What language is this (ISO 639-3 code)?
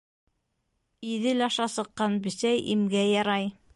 bak